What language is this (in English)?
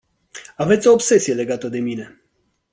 Romanian